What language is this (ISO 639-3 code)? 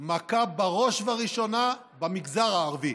heb